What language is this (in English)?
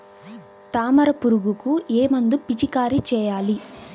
Telugu